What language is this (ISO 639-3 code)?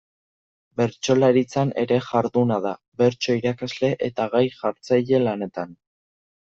eus